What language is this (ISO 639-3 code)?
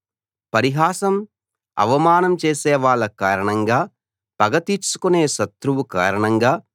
tel